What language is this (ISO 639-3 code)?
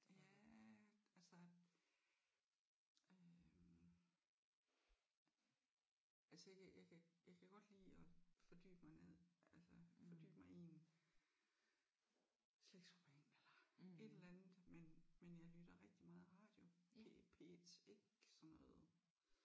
dan